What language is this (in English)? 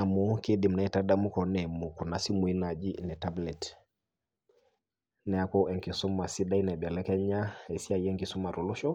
Masai